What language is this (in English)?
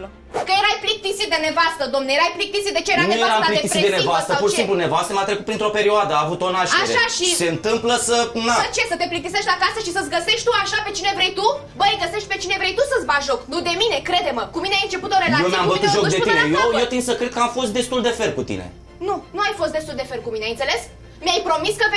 Romanian